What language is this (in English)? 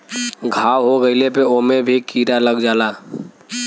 Bhojpuri